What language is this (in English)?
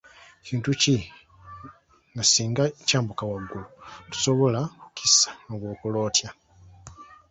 Ganda